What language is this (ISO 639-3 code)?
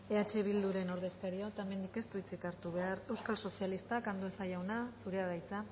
eus